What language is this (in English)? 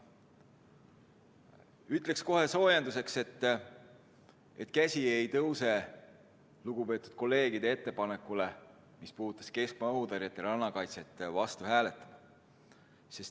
Estonian